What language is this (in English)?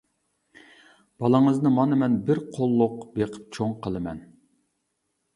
Uyghur